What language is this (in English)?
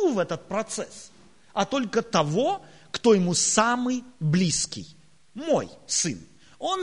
Russian